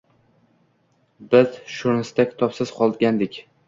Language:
Uzbek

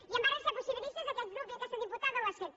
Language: Catalan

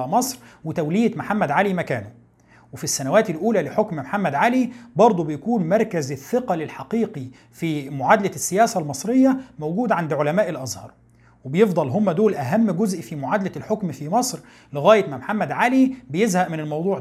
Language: Arabic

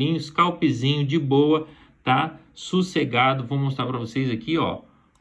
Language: Portuguese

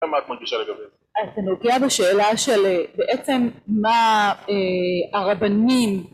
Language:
Hebrew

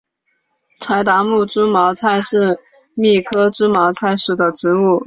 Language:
Chinese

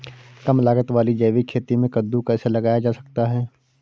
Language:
Hindi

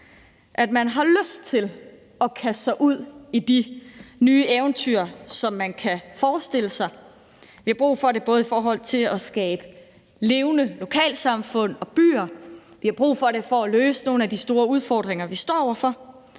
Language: Danish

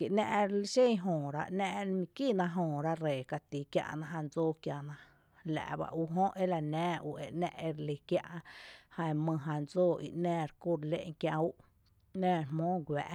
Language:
Tepinapa Chinantec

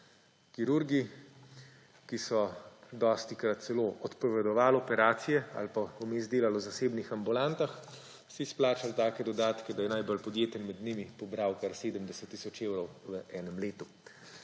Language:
Slovenian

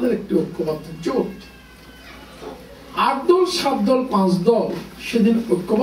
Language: French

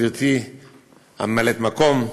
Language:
Hebrew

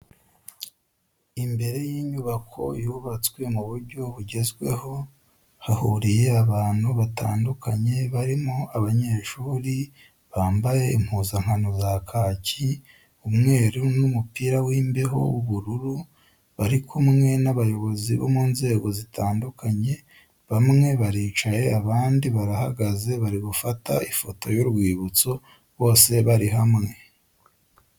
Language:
Kinyarwanda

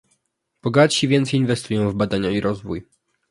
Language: Polish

